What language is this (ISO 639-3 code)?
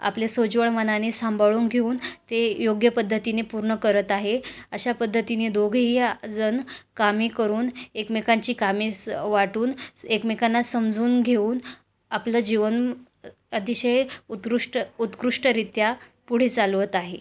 mar